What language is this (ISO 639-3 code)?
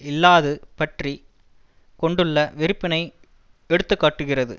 tam